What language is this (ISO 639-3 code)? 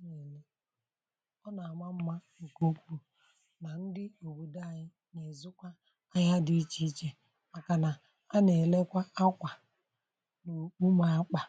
ibo